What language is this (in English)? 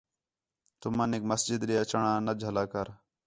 Khetrani